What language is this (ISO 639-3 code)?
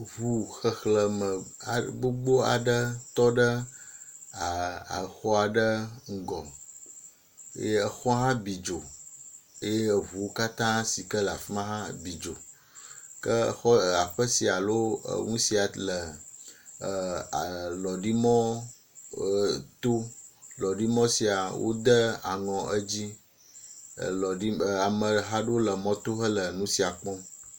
ewe